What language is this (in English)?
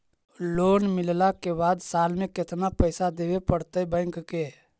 Magahi